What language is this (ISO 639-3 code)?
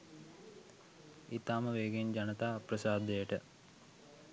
sin